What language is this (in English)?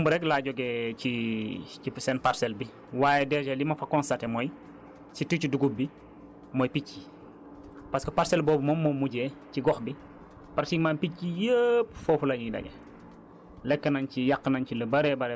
Wolof